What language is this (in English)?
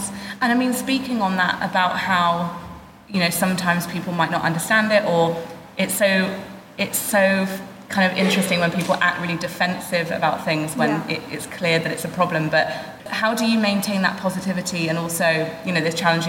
English